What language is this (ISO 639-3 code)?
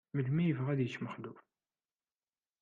kab